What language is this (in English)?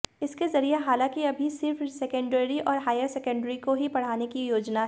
Hindi